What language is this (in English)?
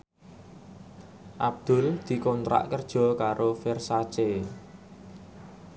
Javanese